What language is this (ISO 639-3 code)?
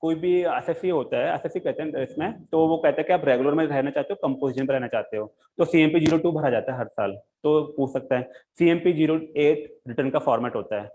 hin